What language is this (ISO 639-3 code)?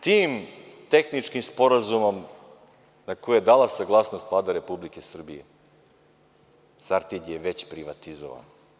srp